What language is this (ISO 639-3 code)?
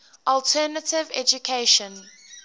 eng